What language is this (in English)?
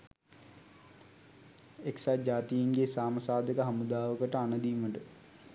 Sinhala